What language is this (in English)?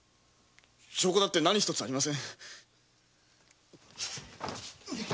Japanese